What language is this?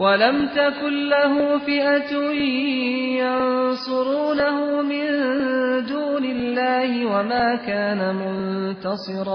Persian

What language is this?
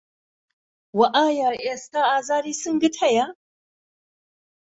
Central Kurdish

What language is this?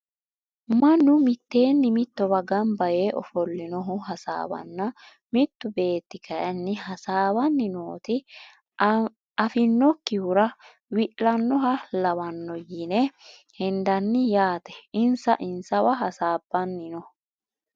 Sidamo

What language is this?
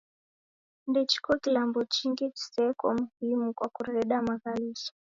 Taita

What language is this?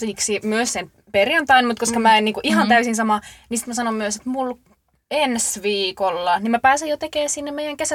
Finnish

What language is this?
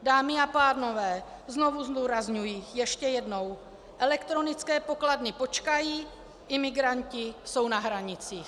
Czech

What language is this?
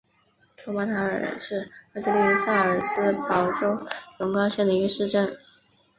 Chinese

